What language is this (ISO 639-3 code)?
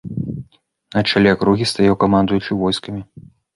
bel